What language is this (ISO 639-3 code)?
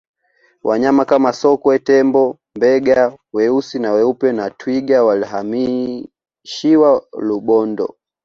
swa